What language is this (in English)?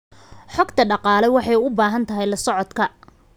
Somali